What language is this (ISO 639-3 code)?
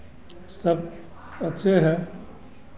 hin